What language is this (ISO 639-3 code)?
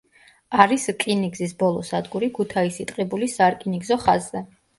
kat